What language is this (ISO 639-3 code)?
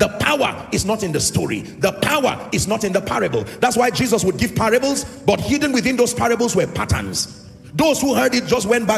eng